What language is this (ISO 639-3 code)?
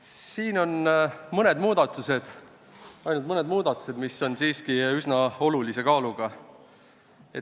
est